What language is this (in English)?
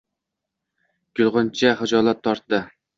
Uzbek